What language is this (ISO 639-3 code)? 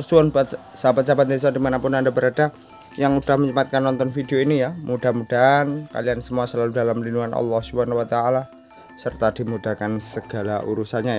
ind